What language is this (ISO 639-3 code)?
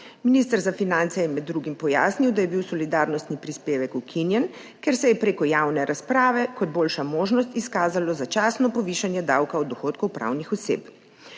slv